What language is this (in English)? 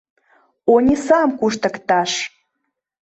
Mari